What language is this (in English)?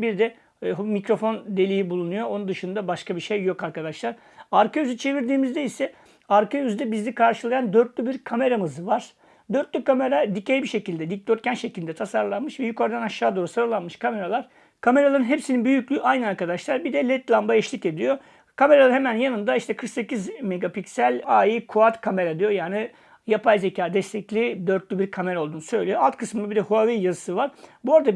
Turkish